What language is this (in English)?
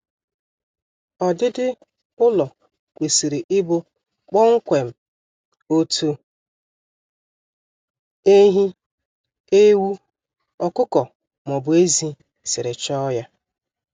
Igbo